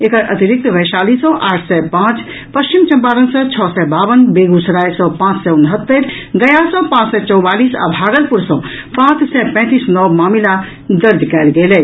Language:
Maithili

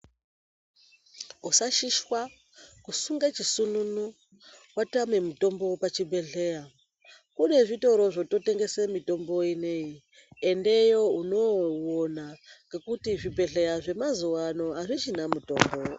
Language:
Ndau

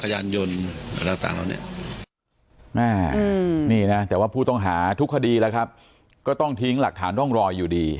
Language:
Thai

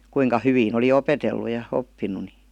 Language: Finnish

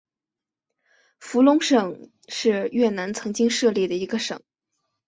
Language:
Chinese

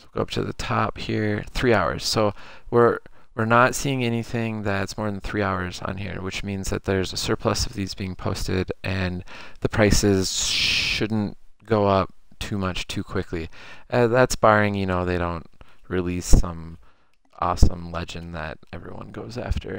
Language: English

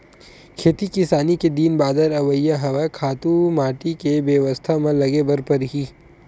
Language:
Chhattisgarhi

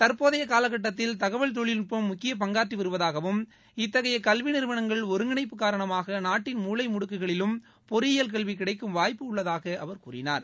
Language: Tamil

